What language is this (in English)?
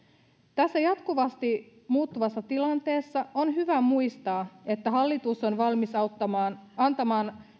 Finnish